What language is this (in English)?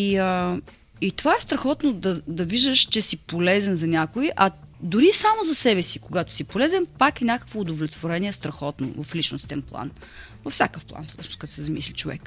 Bulgarian